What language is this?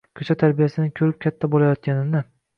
Uzbek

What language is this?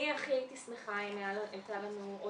Hebrew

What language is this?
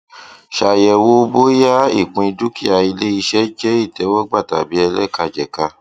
Yoruba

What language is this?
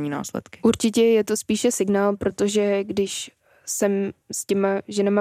Czech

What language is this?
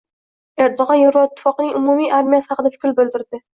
Uzbek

